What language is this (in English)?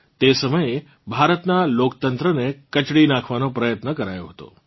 Gujarati